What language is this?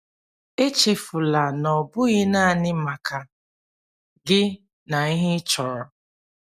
Igbo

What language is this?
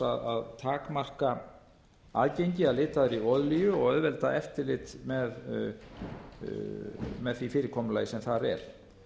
Icelandic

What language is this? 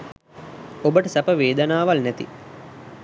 Sinhala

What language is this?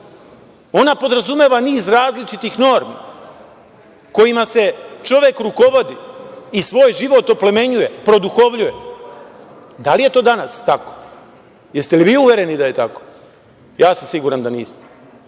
Serbian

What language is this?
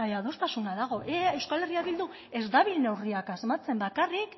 Basque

